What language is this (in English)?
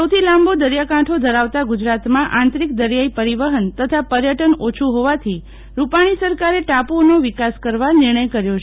Gujarati